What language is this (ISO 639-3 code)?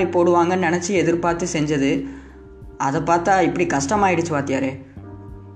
guj